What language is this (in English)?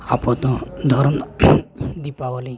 Santali